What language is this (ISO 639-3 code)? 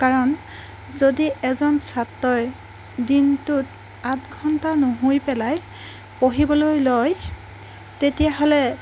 asm